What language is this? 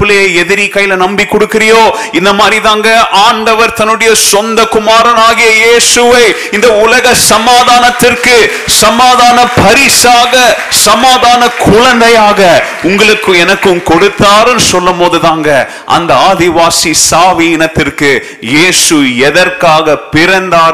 Tamil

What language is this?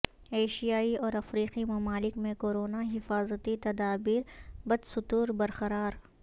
Urdu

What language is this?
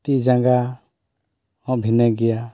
Santali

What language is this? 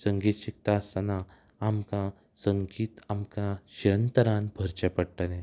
Konkani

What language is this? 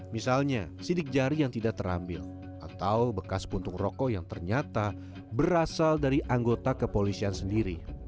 Indonesian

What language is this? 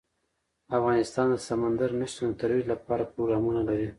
Pashto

